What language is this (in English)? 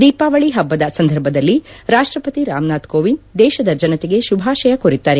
Kannada